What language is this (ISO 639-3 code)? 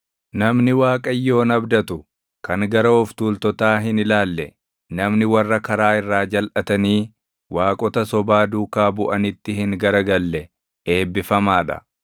orm